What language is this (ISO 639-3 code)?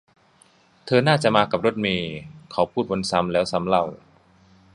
tha